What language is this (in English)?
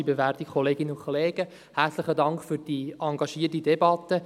Swiss German